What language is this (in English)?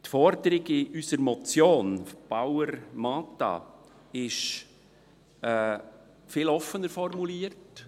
Swiss German